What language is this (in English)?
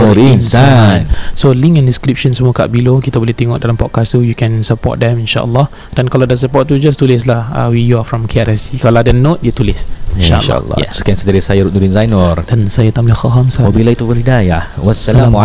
Malay